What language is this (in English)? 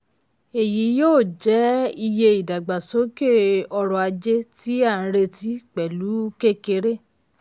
Yoruba